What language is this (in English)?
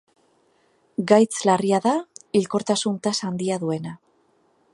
Basque